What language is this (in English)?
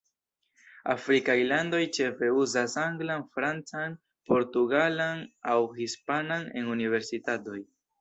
Esperanto